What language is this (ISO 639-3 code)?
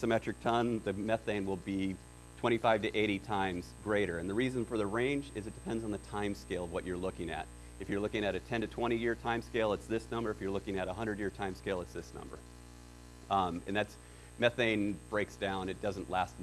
eng